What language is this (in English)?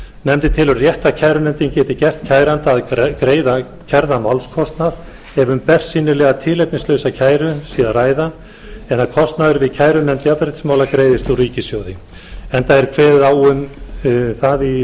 Icelandic